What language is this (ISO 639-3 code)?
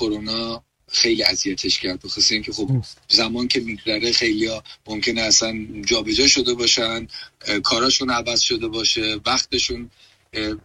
fas